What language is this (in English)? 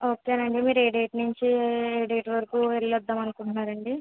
Telugu